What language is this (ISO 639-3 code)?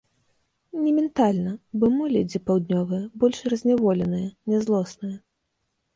bel